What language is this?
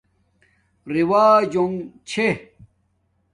Domaaki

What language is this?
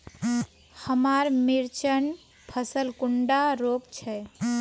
Magahi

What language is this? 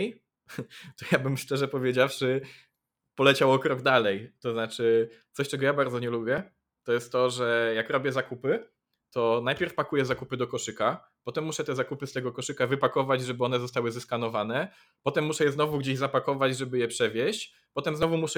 Polish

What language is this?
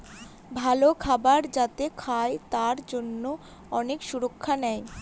Bangla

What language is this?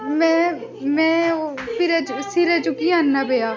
Dogri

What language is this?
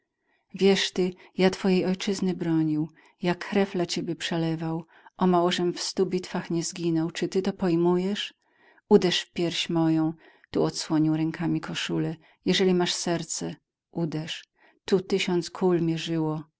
Polish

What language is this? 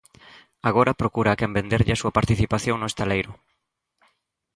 Galician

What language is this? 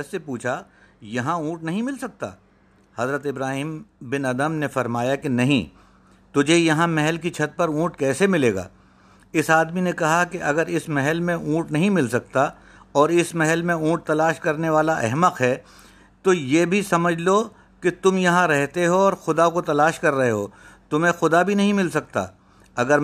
Urdu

